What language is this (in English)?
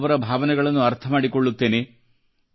Kannada